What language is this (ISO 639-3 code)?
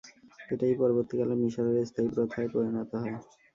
ben